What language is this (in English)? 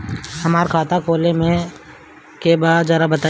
Bhojpuri